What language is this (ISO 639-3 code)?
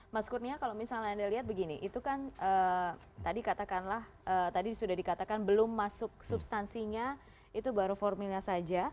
ind